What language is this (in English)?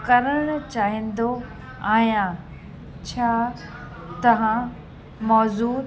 Sindhi